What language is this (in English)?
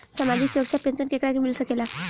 Bhojpuri